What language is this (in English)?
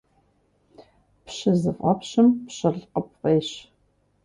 Kabardian